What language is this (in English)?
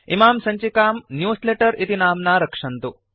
Sanskrit